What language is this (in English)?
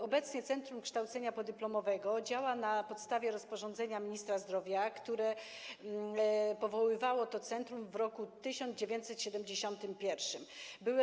Polish